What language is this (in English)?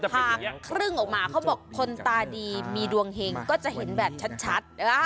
Thai